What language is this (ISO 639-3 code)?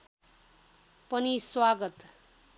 nep